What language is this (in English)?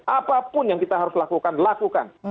Indonesian